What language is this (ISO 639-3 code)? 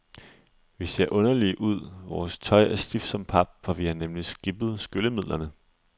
dan